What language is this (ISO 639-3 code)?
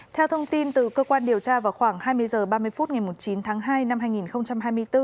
vie